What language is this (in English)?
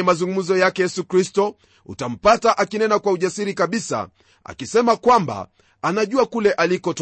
Swahili